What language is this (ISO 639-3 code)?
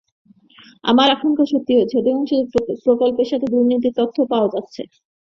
ben